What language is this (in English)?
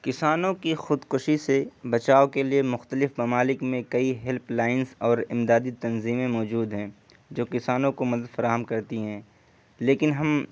Urdu